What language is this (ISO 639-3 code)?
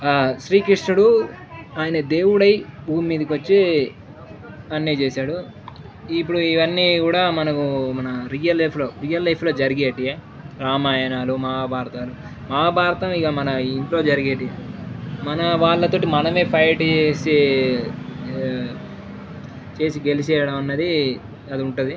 tel